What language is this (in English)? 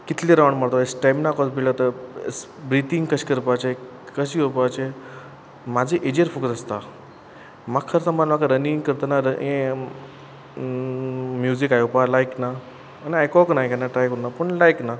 Konkani